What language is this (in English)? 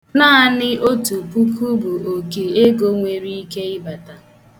Igbo